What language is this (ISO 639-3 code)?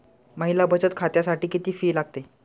mar